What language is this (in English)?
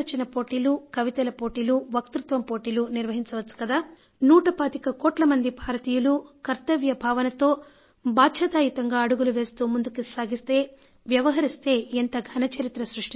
Telugu